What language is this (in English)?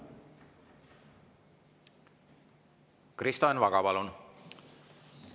Estonian